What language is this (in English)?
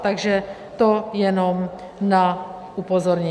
Czech